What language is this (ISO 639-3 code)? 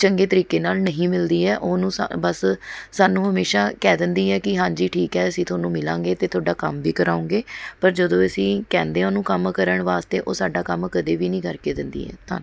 pan